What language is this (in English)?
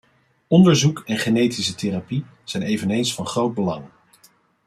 Dutch